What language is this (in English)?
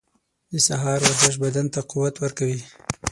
Pashto